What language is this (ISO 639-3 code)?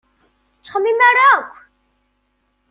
kab